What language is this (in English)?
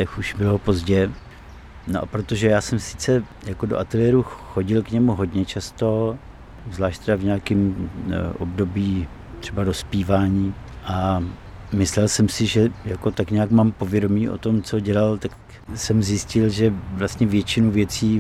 Czech